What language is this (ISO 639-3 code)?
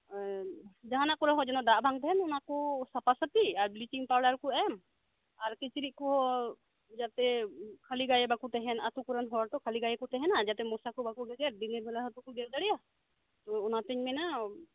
sat